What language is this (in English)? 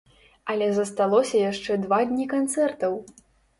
Belarusian